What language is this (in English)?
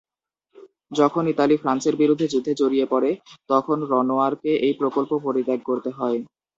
Bangla